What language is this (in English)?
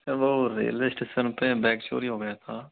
Hindi